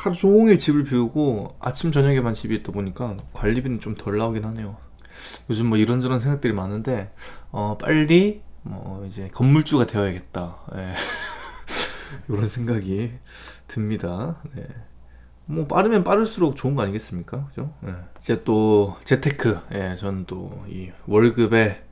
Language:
Korean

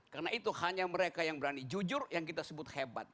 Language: Indonesian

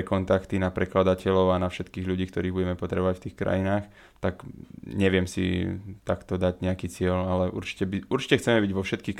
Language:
Slovak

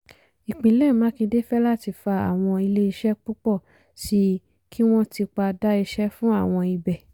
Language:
Yoruba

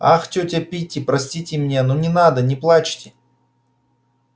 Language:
Russian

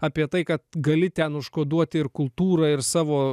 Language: Lithuanian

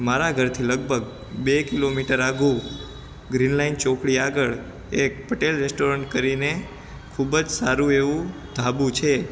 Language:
Gujarati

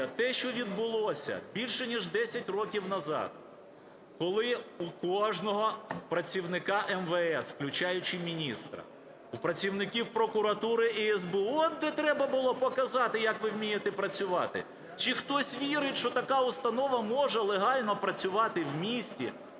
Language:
Ukrainian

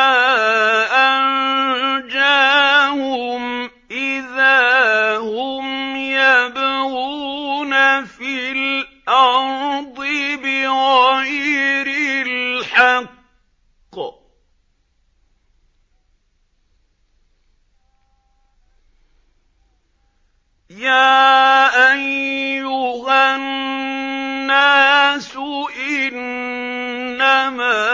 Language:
Arabic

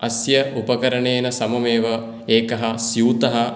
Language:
Sanskrit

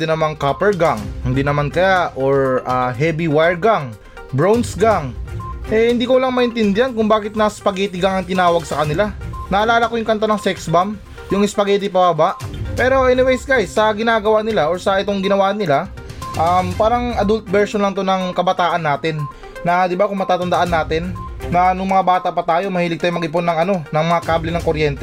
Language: Filipino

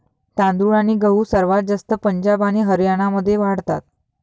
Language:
Marathi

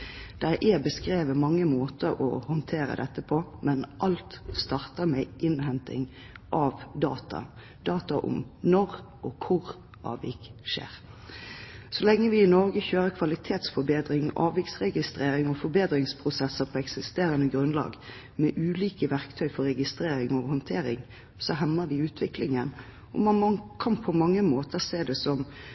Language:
Norwegian Bokmål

